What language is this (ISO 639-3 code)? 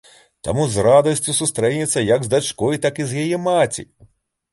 bel